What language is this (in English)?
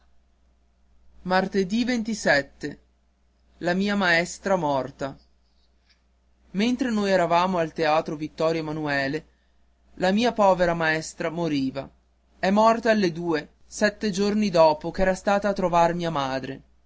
Italian